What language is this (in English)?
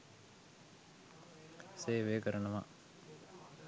Sinhala